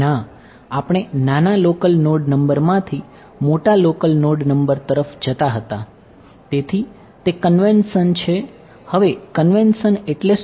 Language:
Gujarati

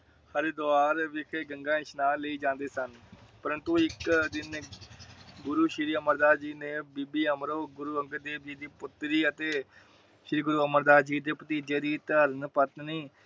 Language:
Punjabi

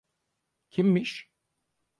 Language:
Turkish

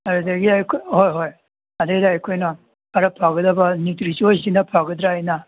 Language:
Manipuri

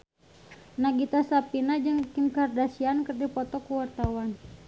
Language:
Sundanese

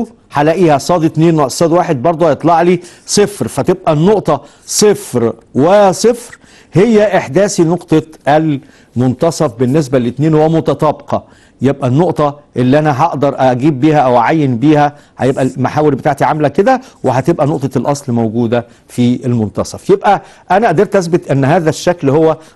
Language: Arabic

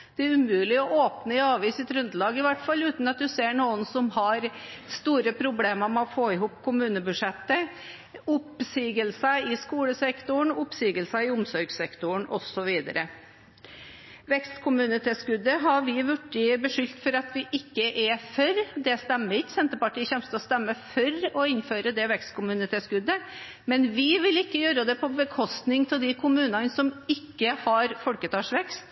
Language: Norwegian Bokmål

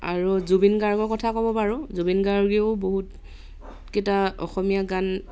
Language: Assamese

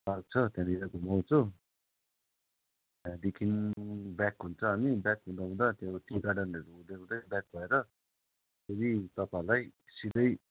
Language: Nepali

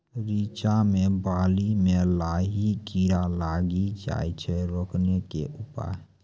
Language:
Maithili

